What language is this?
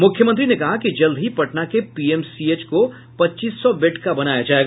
Hindi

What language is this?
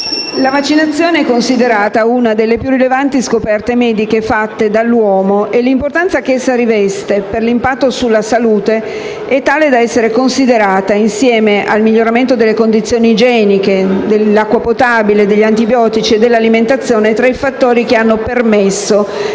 Italian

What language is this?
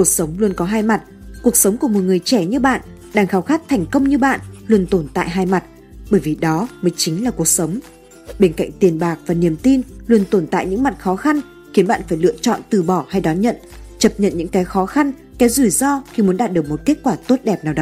Vietnamese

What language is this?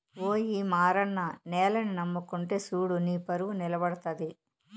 Telugu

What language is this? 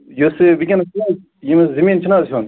Kashmiri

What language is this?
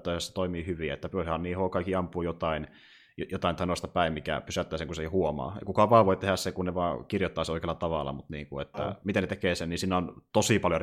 Finnish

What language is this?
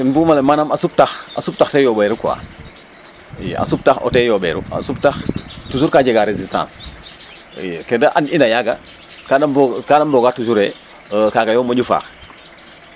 Serer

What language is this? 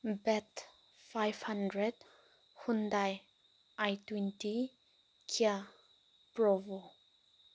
Manipuri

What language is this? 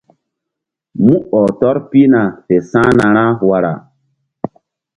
Mbum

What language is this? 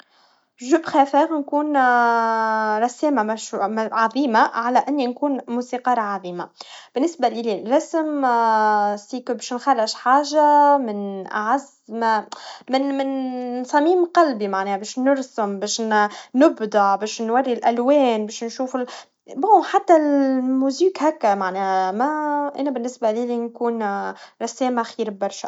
Tunisian Arabic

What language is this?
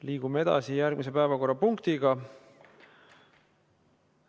Estonian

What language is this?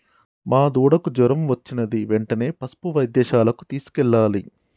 Telugu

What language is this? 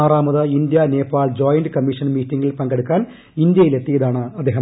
Malayalam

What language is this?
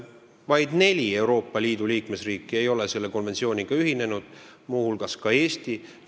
Estonian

